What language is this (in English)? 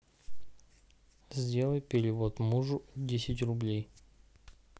Russian